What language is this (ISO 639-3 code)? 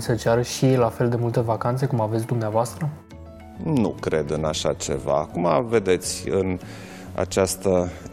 ron